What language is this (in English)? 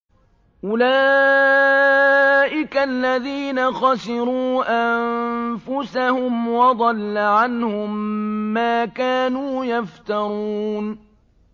Arabic